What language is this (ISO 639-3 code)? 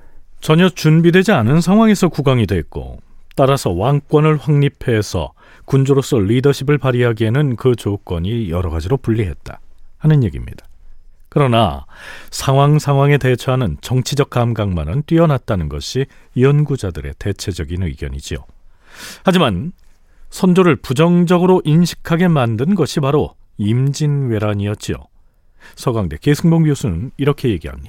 kor